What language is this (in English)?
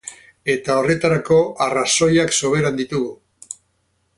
Basque